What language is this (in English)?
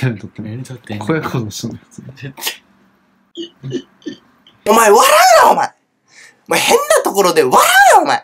Japanese